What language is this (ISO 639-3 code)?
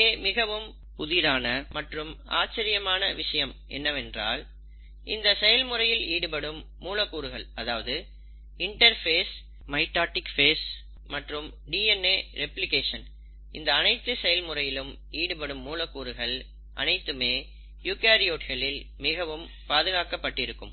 tam